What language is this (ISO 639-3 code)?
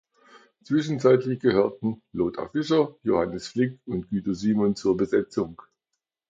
deu